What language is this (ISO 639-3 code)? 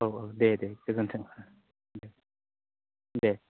brx